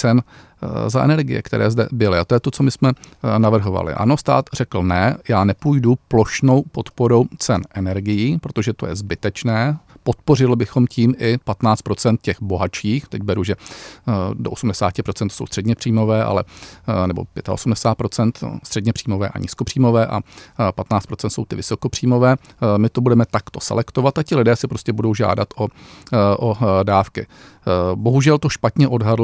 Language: Czech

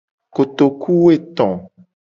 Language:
Gen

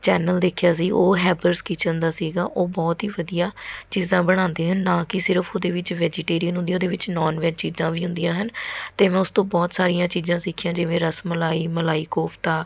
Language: Punjabi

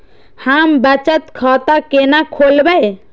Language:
Maithili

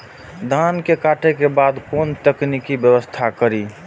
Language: Maithili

